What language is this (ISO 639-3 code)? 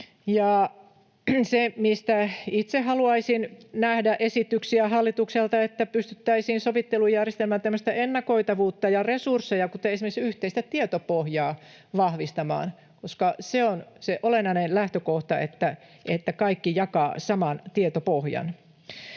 fin